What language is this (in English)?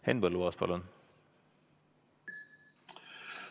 Estonian